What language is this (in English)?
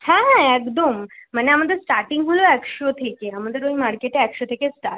Bangla